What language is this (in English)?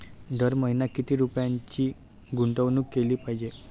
Marathi